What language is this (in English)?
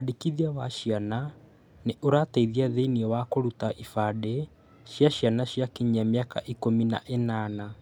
Kikuyu